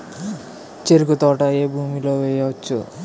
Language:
Telugu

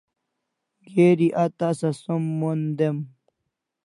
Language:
Kalasha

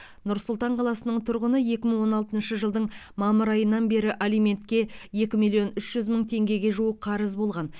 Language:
Kazakh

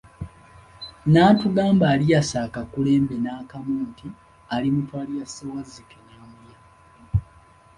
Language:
Ganda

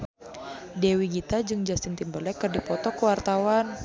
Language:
Sundanese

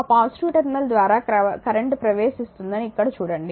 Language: Telugu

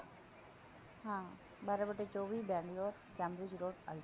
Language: Punjabi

